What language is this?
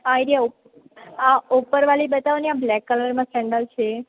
Gujarati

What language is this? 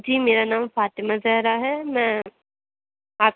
Urdu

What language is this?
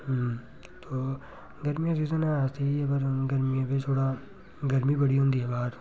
Dogri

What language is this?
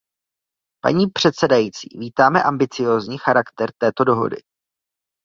Czech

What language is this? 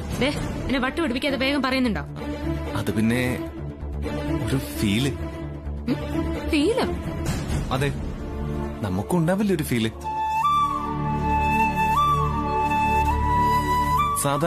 Malayalam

